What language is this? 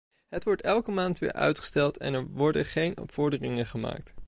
Dutch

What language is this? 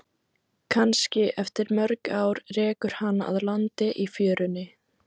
Icelandic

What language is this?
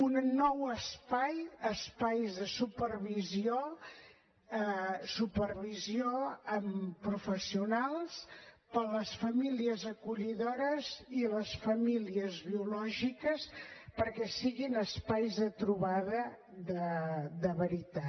Catalan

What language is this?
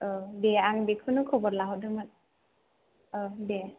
Bodo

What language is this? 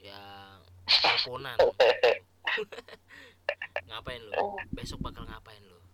Indonesian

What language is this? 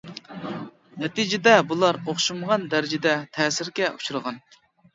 Uyghur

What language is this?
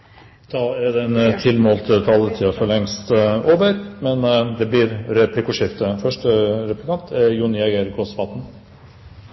Norwegian Bokmål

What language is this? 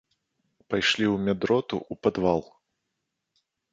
Belarusian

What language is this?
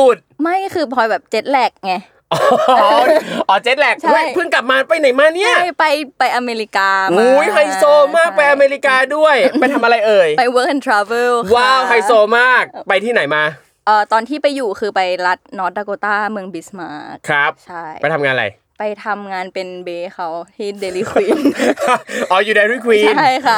Thai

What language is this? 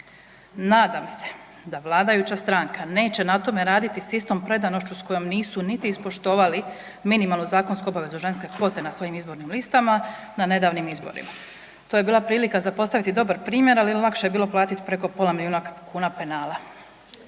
Croatian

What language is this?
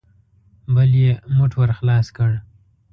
Pashto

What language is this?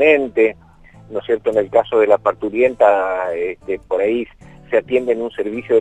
Spanish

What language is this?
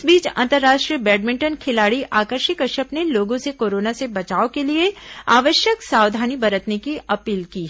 Hindi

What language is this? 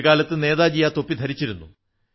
Malayalam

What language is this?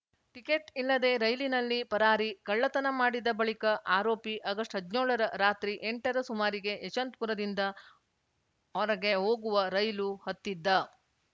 Kannada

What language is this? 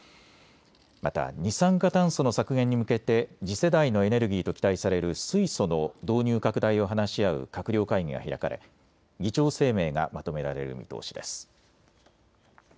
Japanese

